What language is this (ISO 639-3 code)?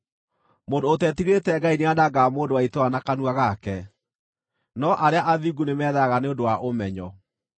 kik